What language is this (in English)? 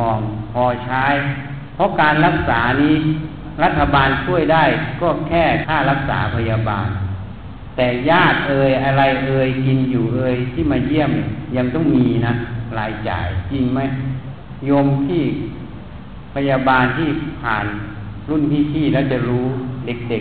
Thai